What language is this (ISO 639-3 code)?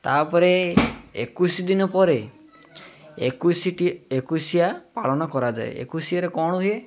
ori